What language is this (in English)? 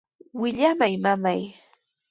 Sihuas Ancash Quechua